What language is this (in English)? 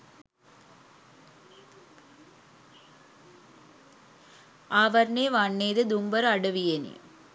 Sinhala